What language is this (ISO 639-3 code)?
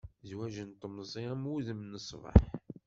kab